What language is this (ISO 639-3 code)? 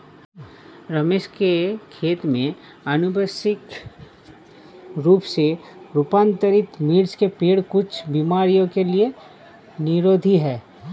hin